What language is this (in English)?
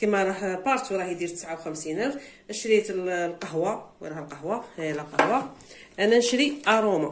Arabic